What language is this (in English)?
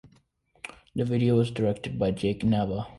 English